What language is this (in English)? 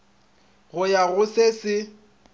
Northern Sotho